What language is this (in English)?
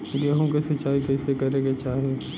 Bhojpuri